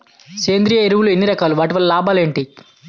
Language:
Telugu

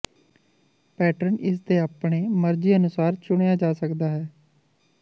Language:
Punjabi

